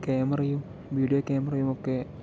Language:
Malayalam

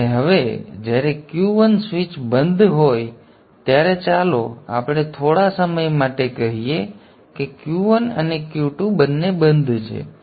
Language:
Gujarati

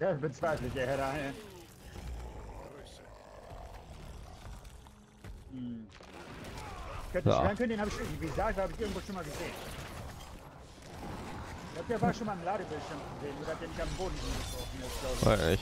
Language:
German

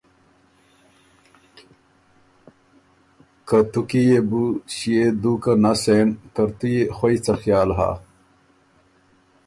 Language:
Ormuri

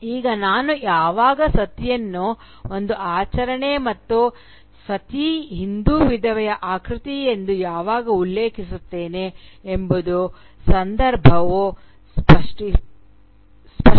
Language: Kannada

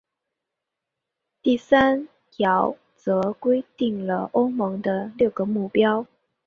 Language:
Chinese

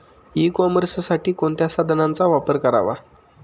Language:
Marathi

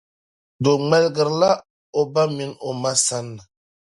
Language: Dagbani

